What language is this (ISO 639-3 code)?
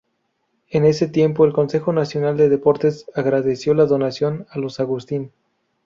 spa